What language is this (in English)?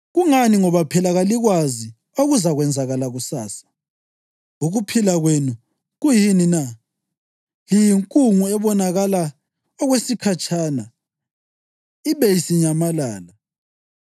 North Ndebele